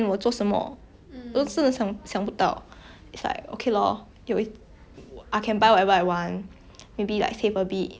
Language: English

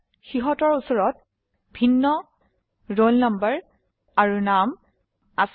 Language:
Assamese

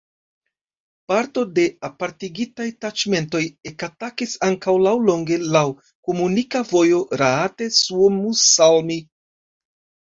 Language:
Esperanto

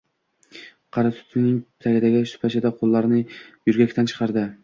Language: Uzbek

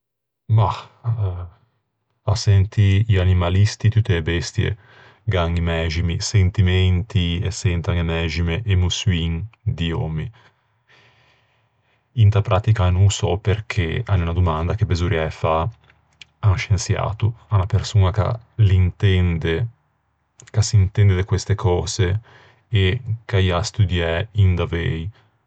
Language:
Ligurian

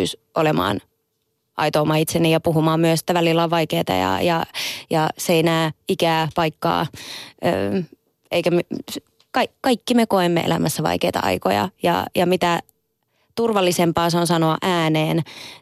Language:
Finnish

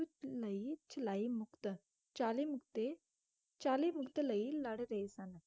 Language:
Punjabi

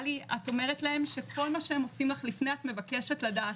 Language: Hebrew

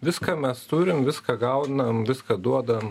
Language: Lithuanian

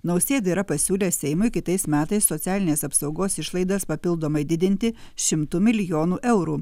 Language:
Lithuanian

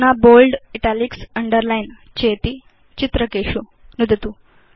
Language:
Sanskrit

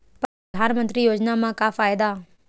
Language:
Chhattisgarhi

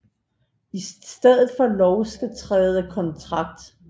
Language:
Danish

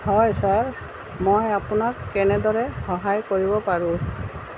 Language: Assamese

